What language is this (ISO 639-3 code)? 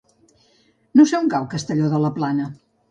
cat